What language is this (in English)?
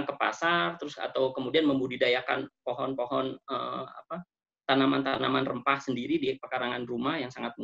Indonesian